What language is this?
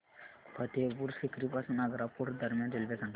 Marathi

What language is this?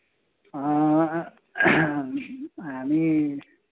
Nepali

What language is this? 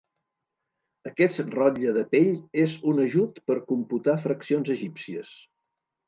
Catalan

